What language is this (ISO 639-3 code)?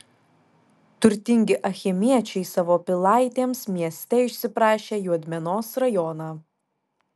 lit